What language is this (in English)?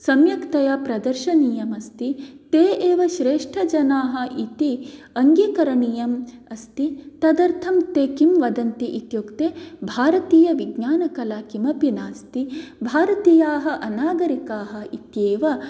Sanskrit